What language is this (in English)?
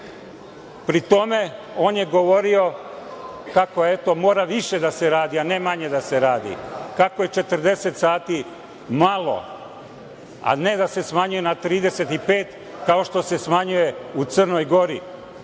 Serbian